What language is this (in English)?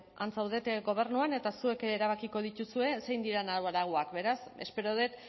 Basque